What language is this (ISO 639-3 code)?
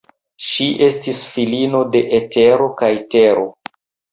epo